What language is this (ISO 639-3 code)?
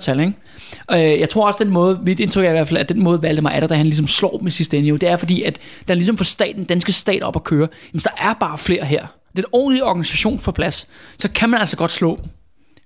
dan